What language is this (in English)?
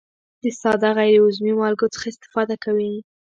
Pashto